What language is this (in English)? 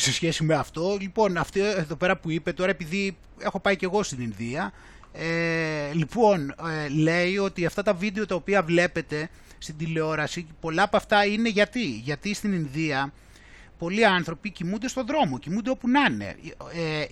Greek